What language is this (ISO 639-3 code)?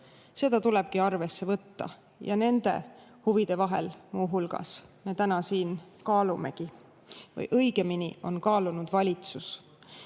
est